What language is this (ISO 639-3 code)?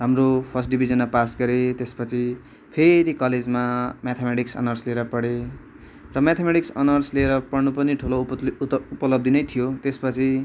nep